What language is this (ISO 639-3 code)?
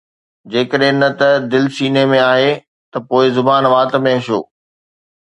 snd